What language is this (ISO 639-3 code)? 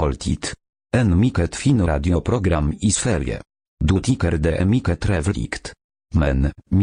swe